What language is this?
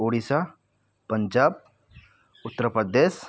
Odia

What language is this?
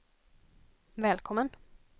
Swedish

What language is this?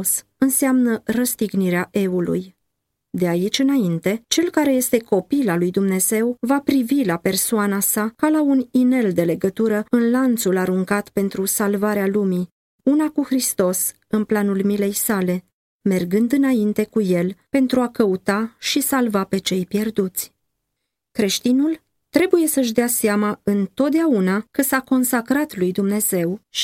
Romanian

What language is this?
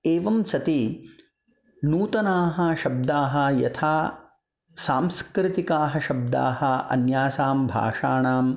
Sanskrit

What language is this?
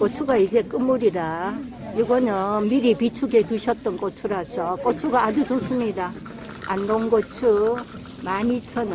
Korean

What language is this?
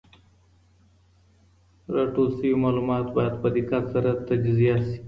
Pashto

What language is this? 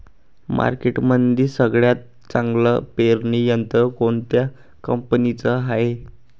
Marathi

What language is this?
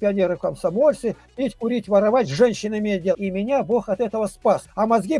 Russian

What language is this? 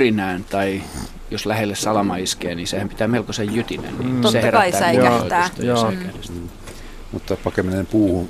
Finnish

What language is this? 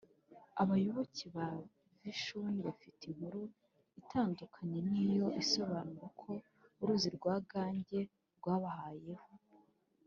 Kinyarwanda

